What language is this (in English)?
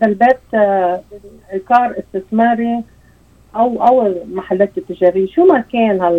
Arabic